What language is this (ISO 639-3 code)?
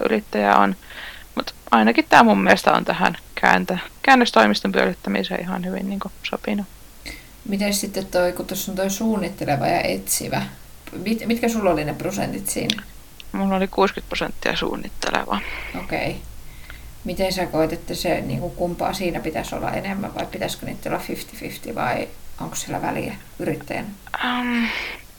fin